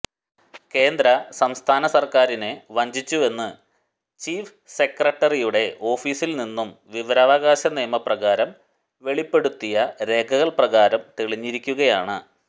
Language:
Malayalam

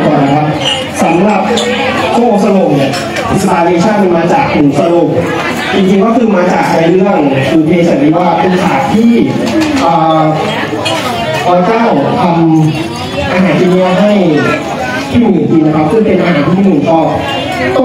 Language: Thai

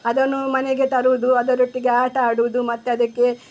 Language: Kannada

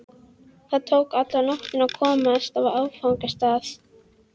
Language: Icelandic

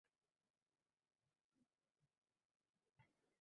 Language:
Uzbek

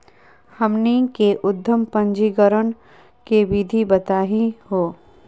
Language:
Magahi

